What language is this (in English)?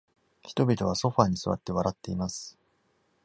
Japanese